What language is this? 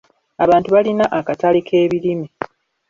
Ganda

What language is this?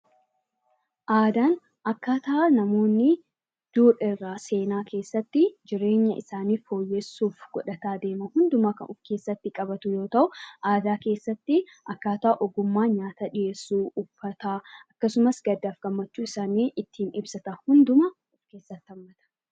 Oromo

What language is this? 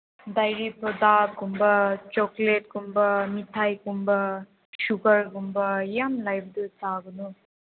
Manipuri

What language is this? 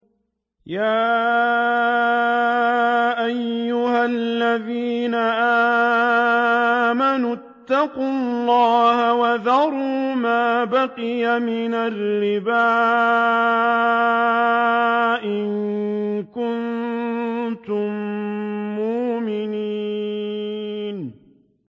Arabic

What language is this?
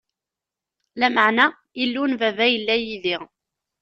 Kabyle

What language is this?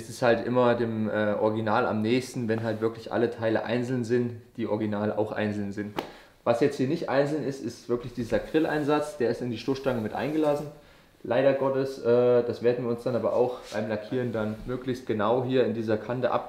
German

